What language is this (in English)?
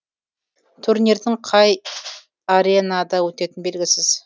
Kazakh